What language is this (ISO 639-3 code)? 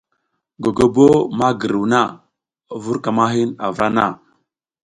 giz